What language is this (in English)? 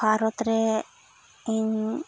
Santali